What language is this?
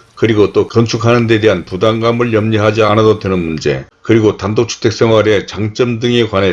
Korean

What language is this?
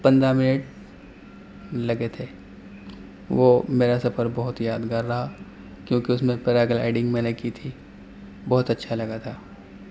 Urdu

